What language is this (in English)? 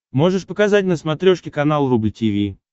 Russian